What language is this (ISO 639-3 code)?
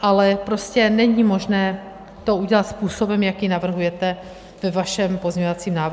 ces